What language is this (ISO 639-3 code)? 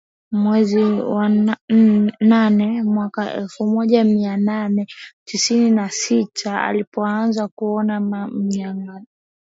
swa